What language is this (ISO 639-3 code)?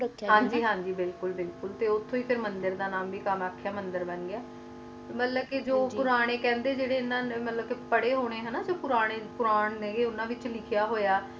pan